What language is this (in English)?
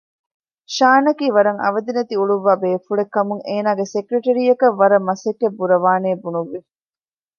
Divehi